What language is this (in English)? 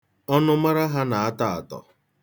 Igbo